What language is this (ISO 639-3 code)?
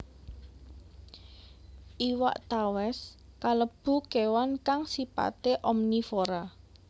jav